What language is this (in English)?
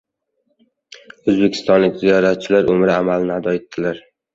Uzbek